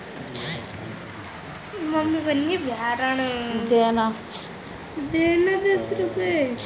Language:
Bhojpuri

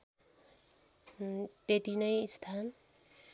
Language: Nepali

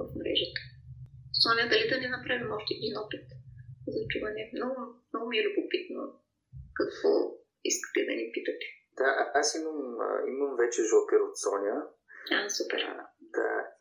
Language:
Bulgarian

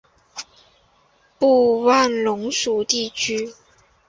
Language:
Chinese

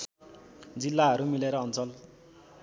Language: Nepali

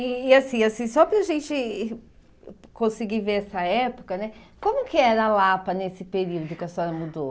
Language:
Portuguese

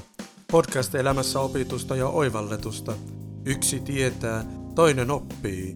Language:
Finnish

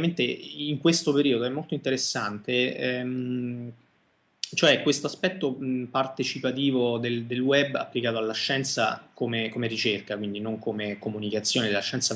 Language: Italian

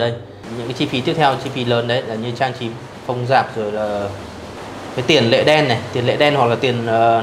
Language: Vietnamese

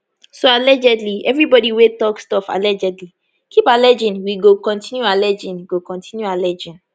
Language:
Nigerian Pidgin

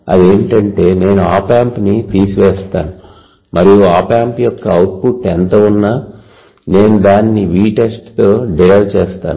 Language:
Telugu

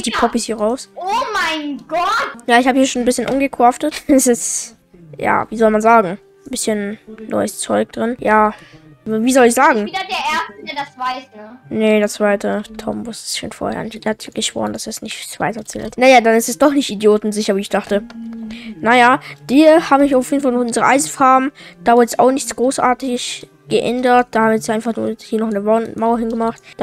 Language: German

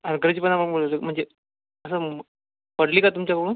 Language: Marathi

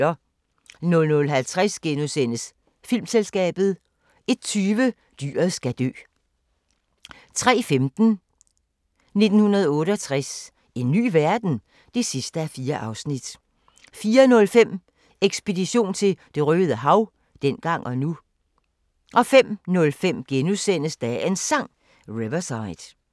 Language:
Danish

